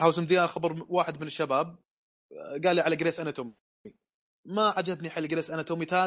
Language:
Arabic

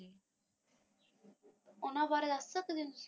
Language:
Punjabi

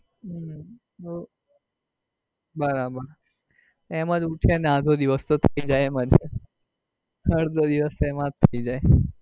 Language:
Gujarati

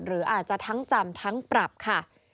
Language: Thai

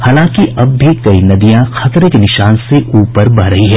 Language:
Hindi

